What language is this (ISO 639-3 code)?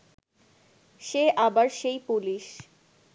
ben